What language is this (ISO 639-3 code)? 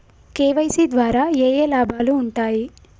tel